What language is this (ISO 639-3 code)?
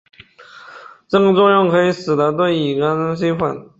zho